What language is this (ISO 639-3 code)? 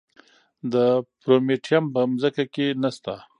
pus